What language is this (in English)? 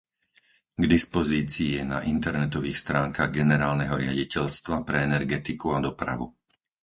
Slovak